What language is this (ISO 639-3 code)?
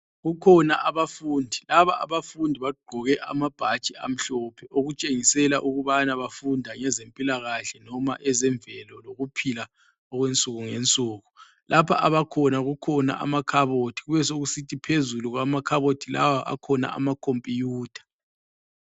nde